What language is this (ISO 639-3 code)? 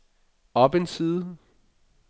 dan